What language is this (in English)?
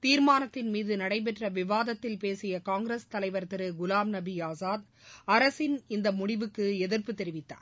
Tamil